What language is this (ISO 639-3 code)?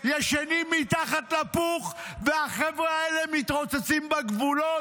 heb